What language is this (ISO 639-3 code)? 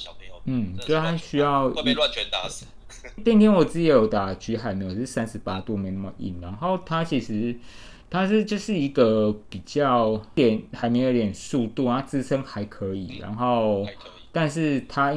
zho